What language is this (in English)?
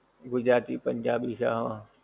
Gujarati